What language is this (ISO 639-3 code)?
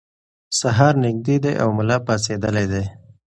pus